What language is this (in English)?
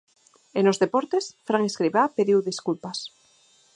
Galician